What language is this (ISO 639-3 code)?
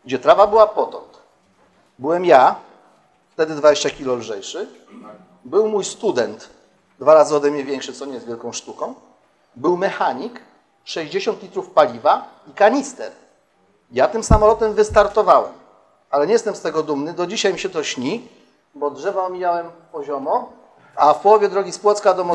pol